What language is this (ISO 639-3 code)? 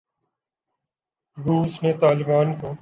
urd